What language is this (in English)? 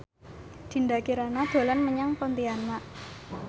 Javanese